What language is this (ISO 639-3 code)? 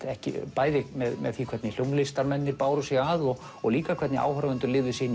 isl